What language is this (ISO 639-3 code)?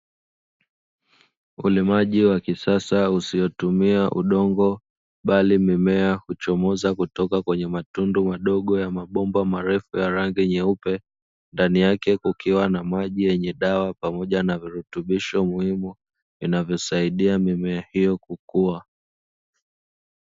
swa